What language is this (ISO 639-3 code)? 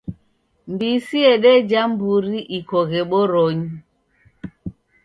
dav